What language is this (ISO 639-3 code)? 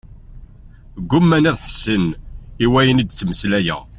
kab